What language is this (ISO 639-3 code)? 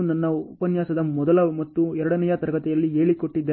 kan